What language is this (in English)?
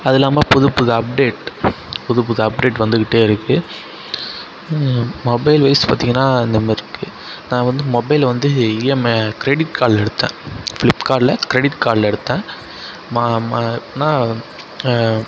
Tamil